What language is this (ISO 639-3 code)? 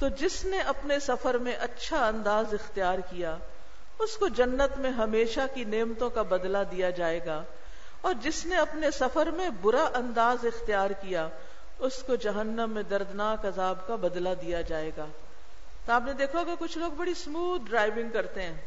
urd